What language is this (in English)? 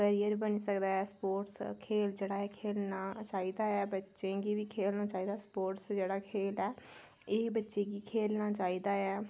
Dogri